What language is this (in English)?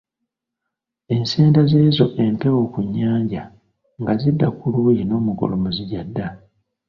Ganda